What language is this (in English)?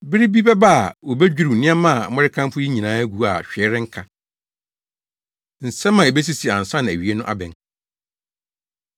Akan